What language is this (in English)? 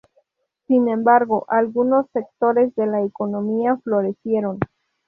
Spanish